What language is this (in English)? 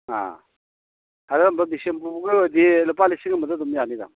Manipuri